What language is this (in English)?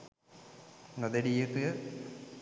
Sinhala